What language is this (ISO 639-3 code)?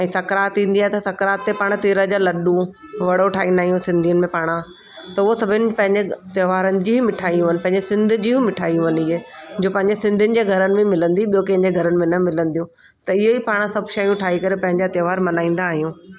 snd